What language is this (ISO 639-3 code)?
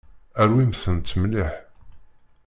kab